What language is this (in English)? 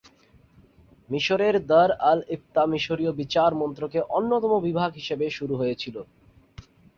Bangla